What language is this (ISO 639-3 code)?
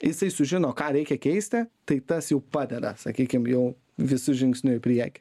lit